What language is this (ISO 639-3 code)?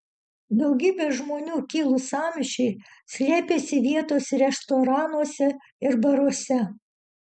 lit